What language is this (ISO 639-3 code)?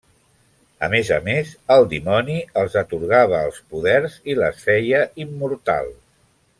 cat